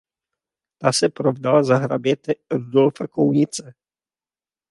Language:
Czech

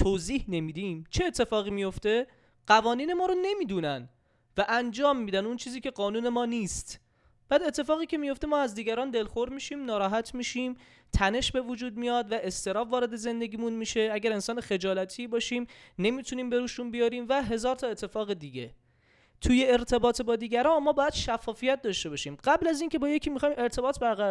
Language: Persian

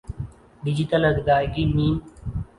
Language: Urdu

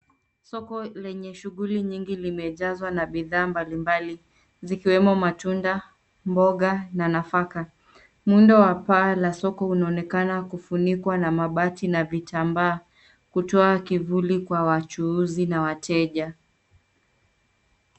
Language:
Swahili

